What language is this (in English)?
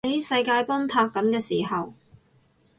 Cantonese